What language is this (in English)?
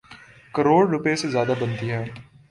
Urdu